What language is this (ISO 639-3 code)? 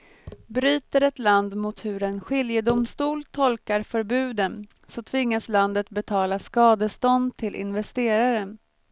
swe